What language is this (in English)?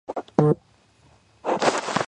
Georgian